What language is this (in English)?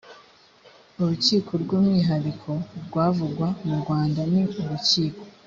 Kinyarwanda